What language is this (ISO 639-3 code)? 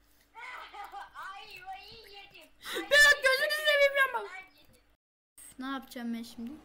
tur